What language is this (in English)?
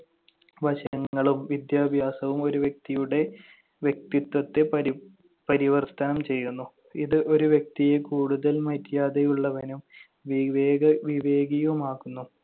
Malayalam